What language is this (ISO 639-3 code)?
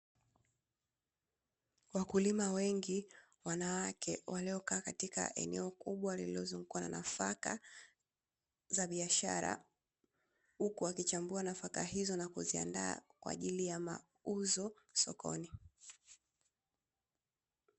swa